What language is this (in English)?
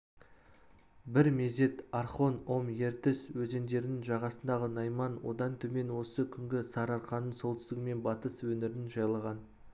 Kazakh